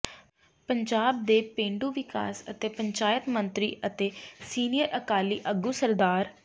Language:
Punjabi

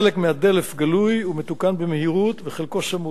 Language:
Hebrew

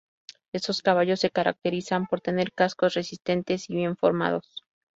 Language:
Spanish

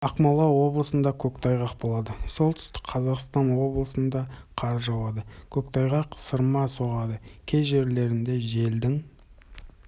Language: Kazakh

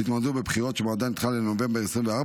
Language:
Hebrew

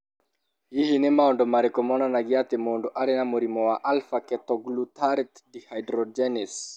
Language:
Kikuyu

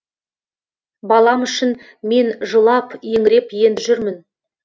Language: Kazakh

